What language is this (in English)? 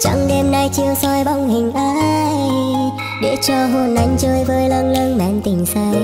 Vietnamese